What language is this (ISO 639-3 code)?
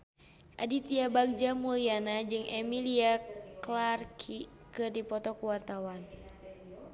sun